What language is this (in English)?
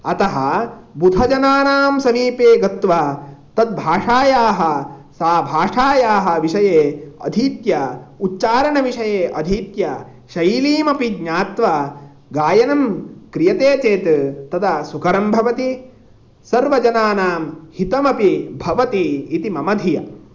Sanskrit